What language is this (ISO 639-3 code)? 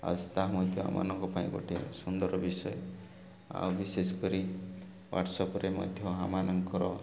ori